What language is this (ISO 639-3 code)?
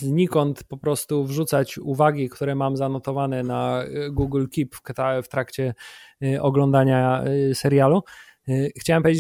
pol